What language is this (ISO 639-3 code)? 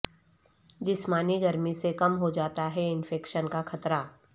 urd